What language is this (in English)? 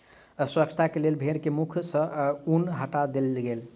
Maithili